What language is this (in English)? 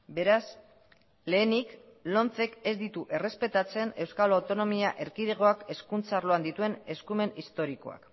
Basque